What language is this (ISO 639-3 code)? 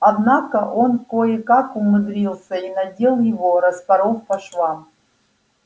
rus